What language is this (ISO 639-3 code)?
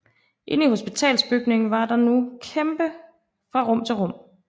dan